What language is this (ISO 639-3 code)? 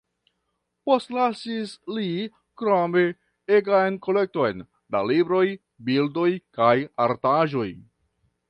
epo